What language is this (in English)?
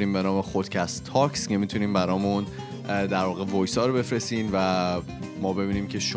Persian